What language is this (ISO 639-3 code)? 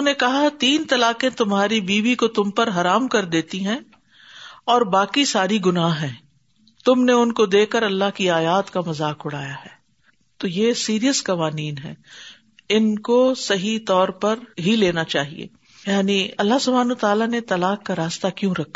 urd